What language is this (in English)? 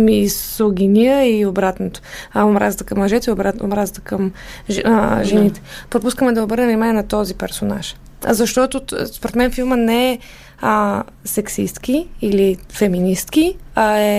Bulgarian